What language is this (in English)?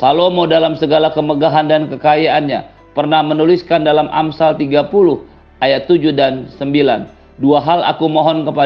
Indonesian